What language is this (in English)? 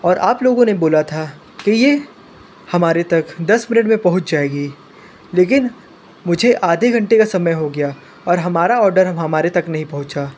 Hindi